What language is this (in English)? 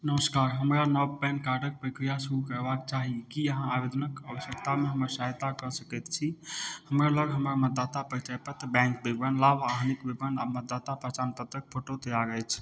Maithili